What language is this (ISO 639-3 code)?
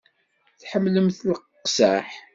kab